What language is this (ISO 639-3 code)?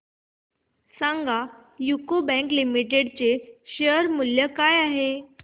mar